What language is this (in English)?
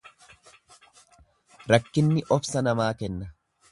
Oromo